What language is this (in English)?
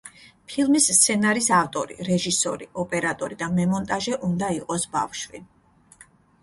Georgian